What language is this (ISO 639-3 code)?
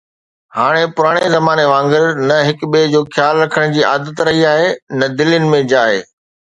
snd